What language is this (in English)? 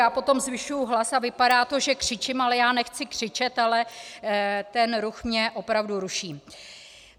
Czech